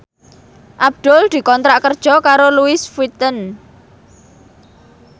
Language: Javanese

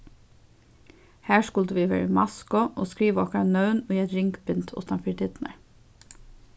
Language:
Faroese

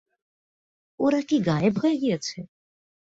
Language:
Bangla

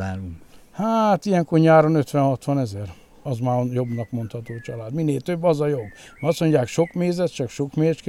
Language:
Hungarian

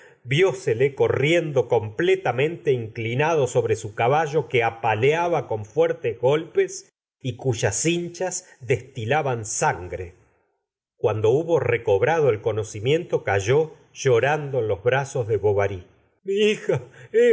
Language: Spanish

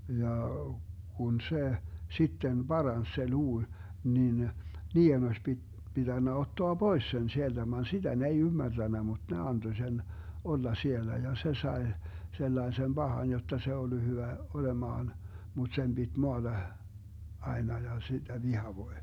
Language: Finnish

